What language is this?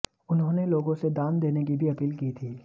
Hindi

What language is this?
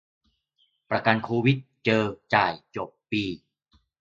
Thai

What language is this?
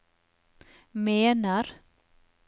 Norwegian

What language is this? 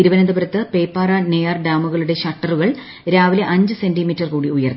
Malayalam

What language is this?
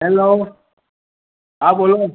Gujarati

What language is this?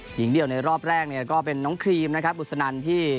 Thai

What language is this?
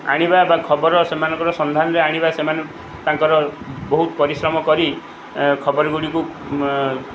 Odia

